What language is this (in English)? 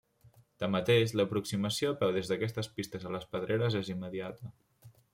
Catalan